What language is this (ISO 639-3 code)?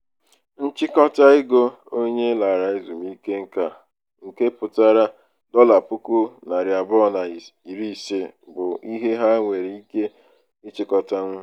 ibo